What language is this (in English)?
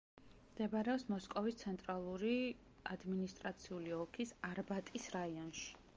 Georgian